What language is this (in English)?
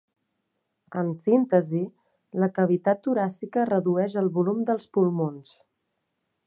Catalan